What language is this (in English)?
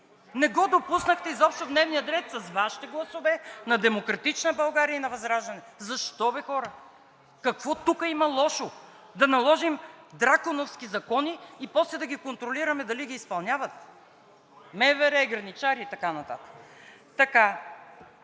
Bulgarian